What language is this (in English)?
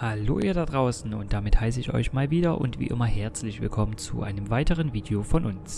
German